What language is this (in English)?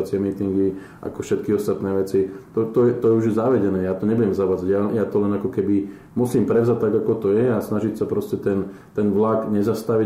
Slovak